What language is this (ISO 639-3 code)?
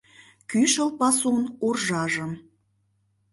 chm